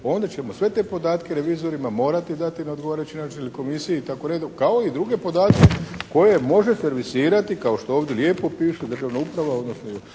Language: Croatian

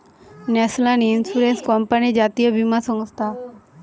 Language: Bangla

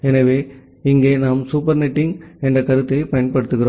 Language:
Tamil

